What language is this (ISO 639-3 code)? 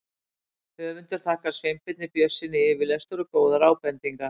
isl